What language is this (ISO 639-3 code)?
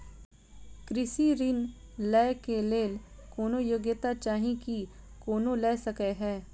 mai